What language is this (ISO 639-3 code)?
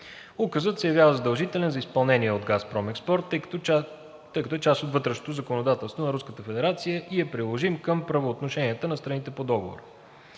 bul